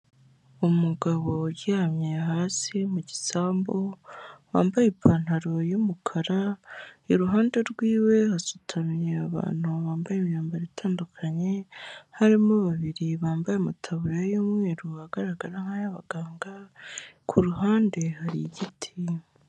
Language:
Kinyarwanda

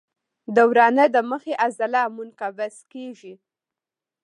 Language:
Pashto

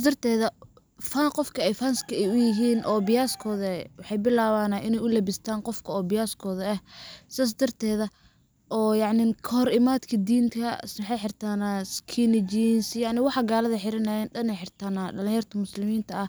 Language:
Somali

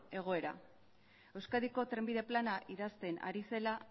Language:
Basque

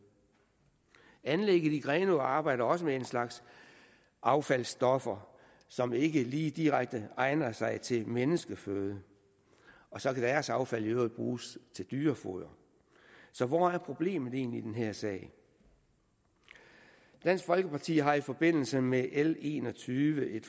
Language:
Danish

